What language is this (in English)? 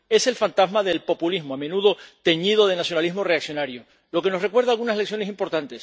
Spanish